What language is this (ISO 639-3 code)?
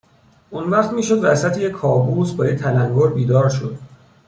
fas